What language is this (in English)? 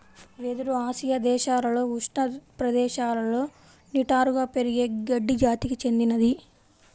Telugu